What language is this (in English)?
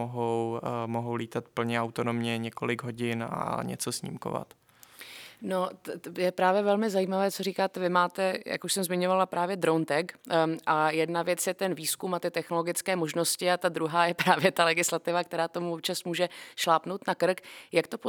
Czech